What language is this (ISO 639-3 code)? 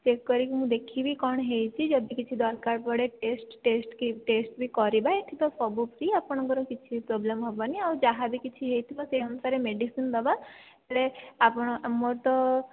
ori